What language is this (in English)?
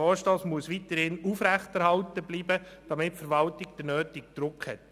Swiss German